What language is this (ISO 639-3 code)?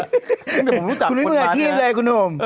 tha